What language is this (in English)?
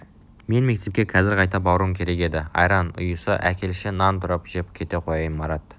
Kazakh